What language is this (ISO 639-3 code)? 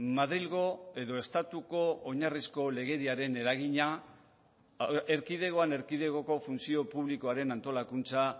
eus